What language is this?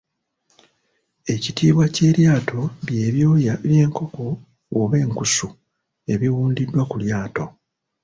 Ganda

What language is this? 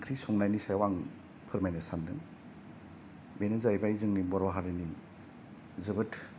Bodo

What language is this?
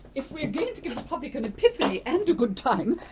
English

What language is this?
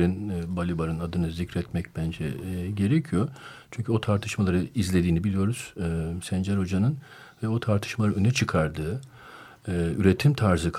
Turkish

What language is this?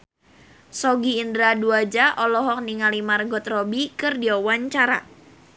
Sundanese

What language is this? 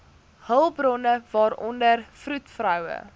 Afrikaans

